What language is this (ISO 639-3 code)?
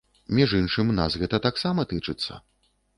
bel